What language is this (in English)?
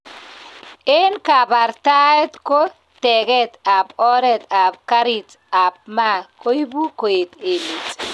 Kalenjin